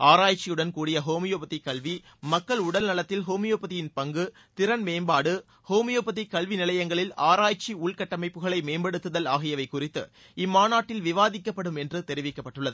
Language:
Tamil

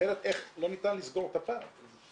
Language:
Hebrew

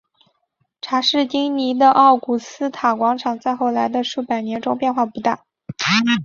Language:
Chinese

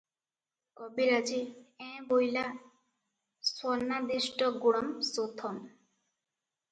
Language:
Odia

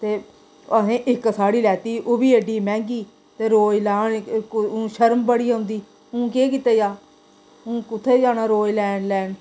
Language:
Dogri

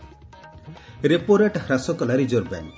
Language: Odia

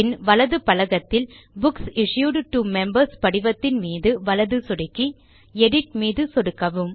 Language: Tamil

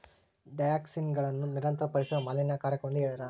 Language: Kannada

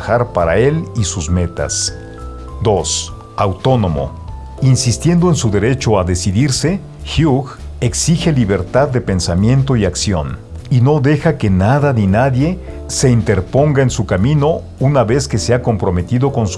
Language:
Spanish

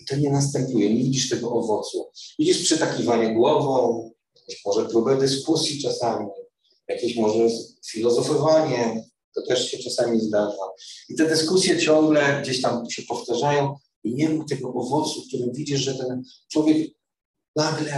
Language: Polish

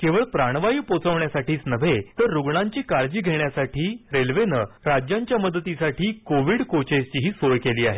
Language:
Marathi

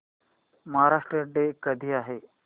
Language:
Marathi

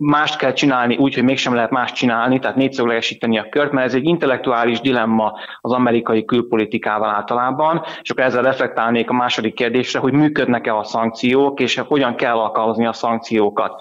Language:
Hungarian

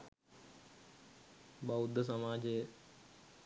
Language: Sinhala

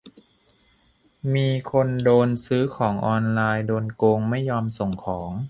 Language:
Thai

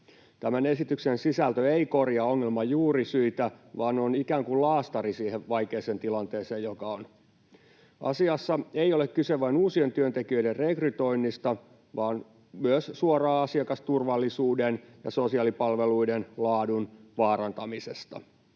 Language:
Finnish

